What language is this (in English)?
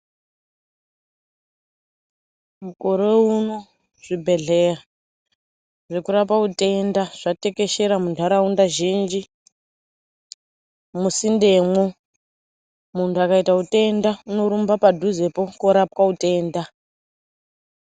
Ndau